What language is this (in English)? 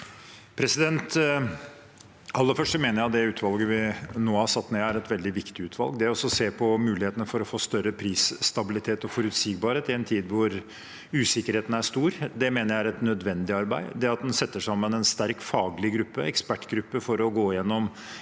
Norwegian